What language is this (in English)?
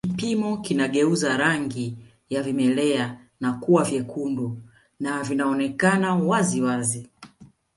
Swahili